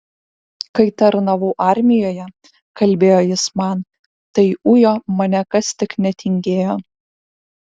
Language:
Lithuanian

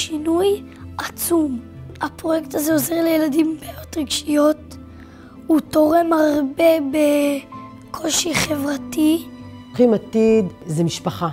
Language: Hebrew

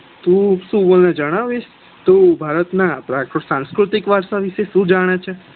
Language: Gujarati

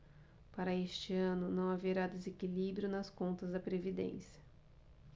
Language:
Portuguese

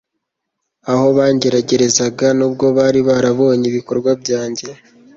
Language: Kinyarwanda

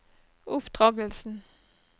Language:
Norwegian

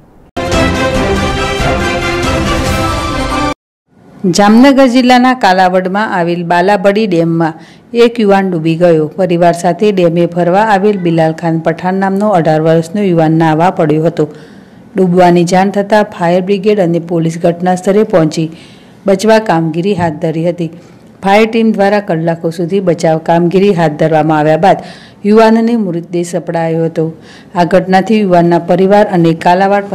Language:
Hindi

